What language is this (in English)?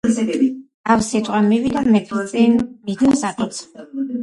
Georgian